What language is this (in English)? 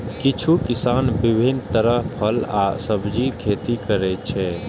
Maithili